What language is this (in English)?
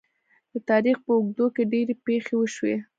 Pashto